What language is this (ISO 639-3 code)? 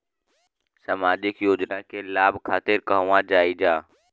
bho